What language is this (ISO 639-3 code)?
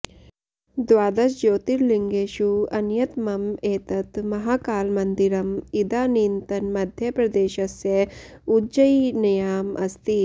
san